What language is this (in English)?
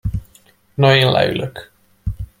Hungarian